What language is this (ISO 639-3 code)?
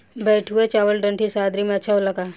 bho